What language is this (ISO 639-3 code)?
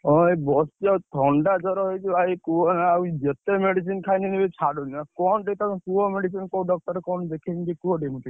ori